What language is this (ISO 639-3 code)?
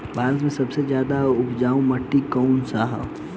bho